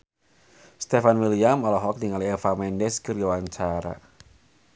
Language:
Sundanese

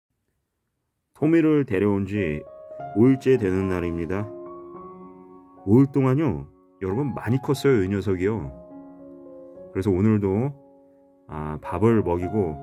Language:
Korean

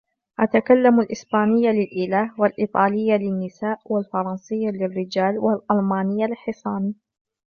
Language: Arabic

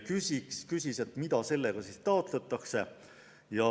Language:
Estonian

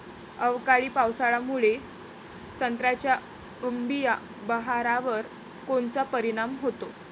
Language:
Marathi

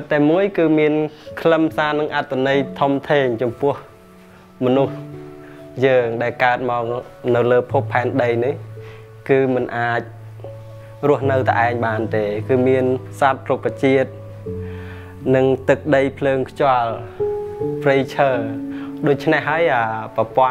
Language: Thai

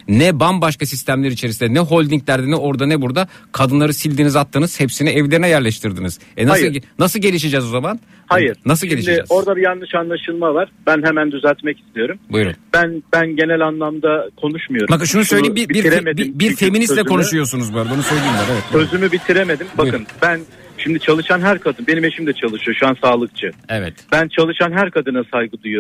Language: Turkish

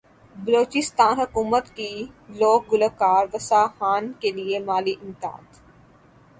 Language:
Urdu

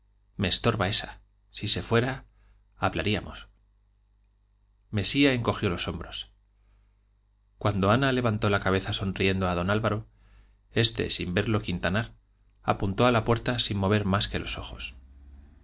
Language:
Spanish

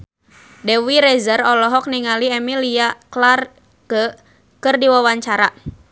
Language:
Sundanese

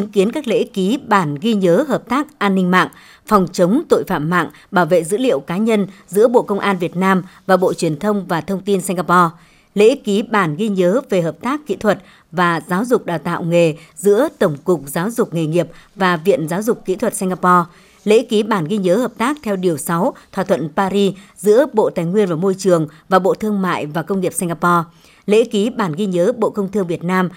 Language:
Vietnamese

